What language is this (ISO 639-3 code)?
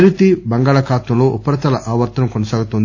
tel